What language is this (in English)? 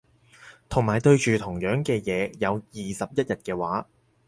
Cantonese